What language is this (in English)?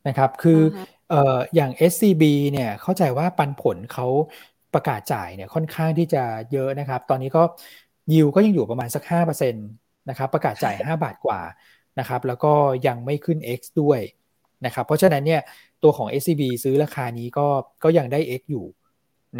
Thai